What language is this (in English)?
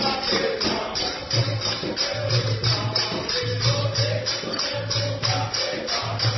Odia